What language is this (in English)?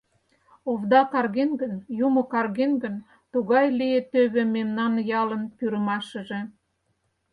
Mari